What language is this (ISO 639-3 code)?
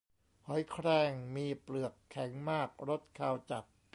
tha